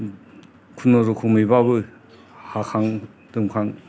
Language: Bodo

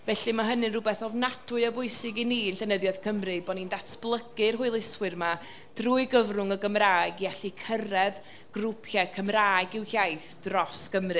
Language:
Welsh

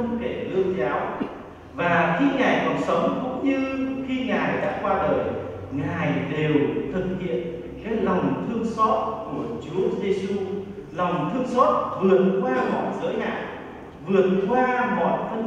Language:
Vietnamese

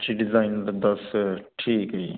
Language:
Punjabi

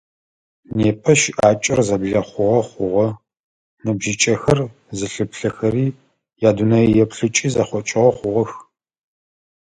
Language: Adyghe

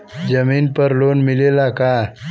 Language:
Bhojpuri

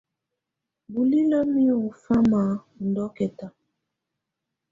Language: Tunen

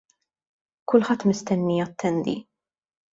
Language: Maltese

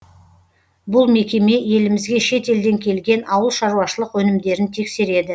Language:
Kazakh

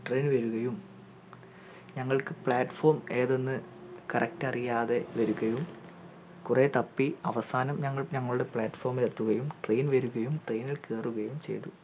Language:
Malayalam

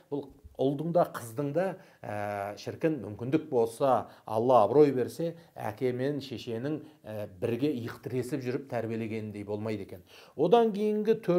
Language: Turkish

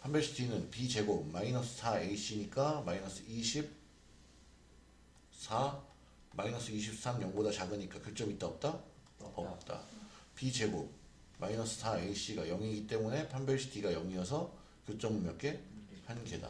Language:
Korean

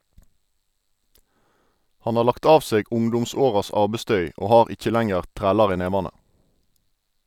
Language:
Norwegian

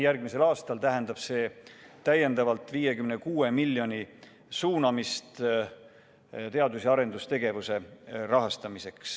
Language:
Estonian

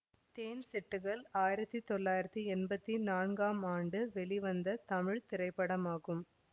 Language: Tamil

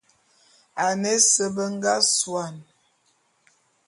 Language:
Bulu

